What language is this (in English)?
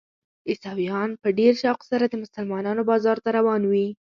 Pashto